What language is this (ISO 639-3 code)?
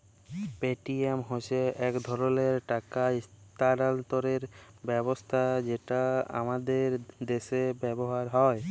ben